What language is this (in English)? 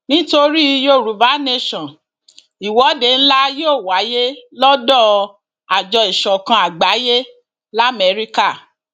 Yoruba